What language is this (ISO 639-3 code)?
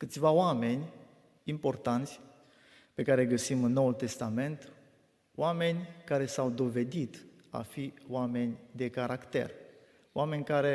ron